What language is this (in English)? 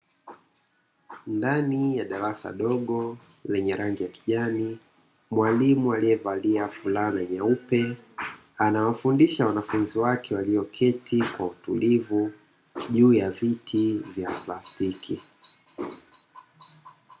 Swahili